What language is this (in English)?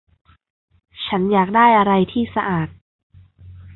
Thai